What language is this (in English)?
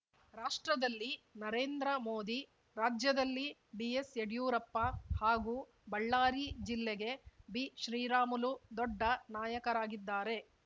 Kannada